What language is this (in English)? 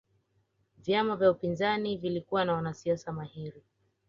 Swahili